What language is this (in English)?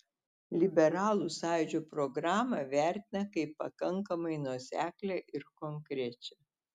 Lithuanian